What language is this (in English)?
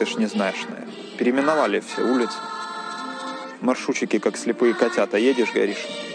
Ukrainian